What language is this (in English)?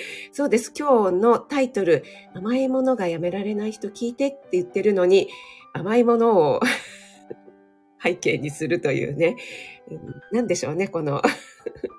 Japanese